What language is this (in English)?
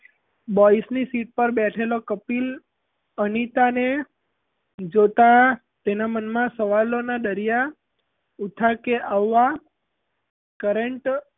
Gujarati